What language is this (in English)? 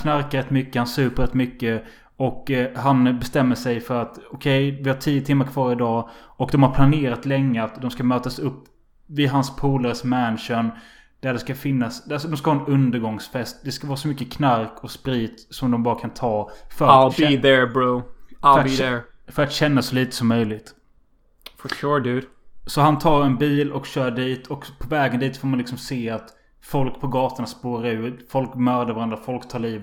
Swedish